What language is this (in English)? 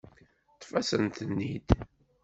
Kabyle